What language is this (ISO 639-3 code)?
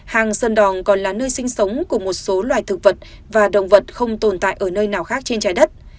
vie